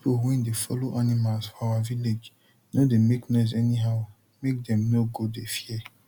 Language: Nigerian Pidgin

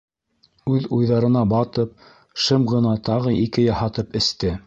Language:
Bashkir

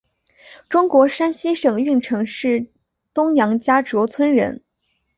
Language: Chinese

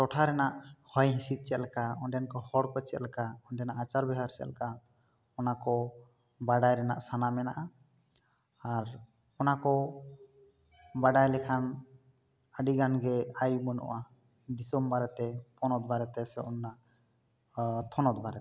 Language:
Santali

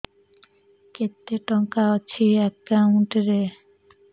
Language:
Odia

